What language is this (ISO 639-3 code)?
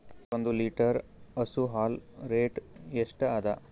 kan